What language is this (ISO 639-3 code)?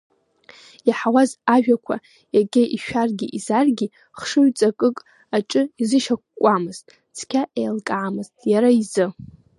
abk